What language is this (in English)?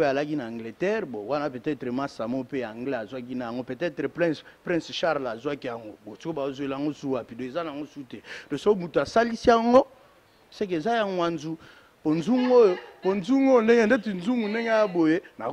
French